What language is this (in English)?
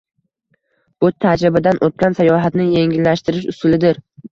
Uzbek